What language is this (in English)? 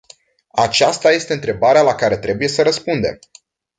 Romanian